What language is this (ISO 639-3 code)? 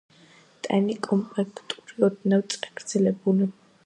kat